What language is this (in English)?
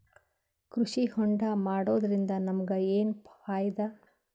Kannada